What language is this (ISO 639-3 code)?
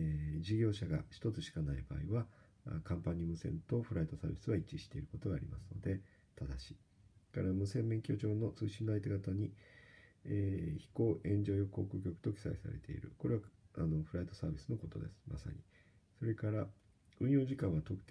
jpn